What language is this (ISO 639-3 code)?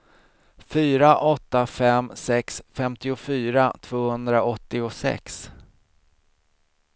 swe